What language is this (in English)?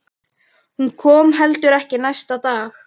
Icelandic